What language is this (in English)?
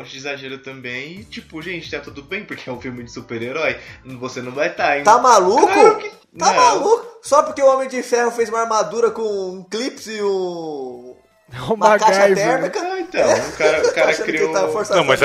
Portuguese